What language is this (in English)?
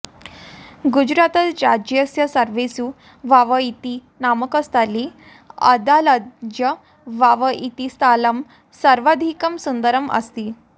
Sanskrit